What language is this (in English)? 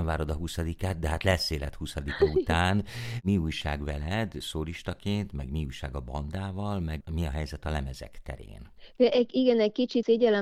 Hungarian